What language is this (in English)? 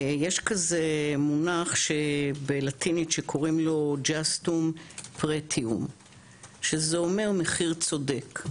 Hebrew